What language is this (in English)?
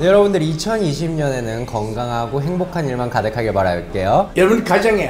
Korean